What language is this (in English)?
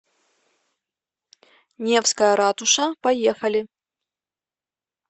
Russian